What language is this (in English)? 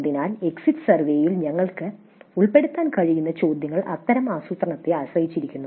Malayalam